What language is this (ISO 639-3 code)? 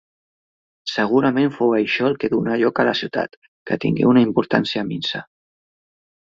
cat